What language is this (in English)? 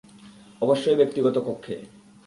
Bangla